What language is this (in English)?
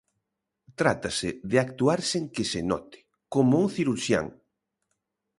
Galician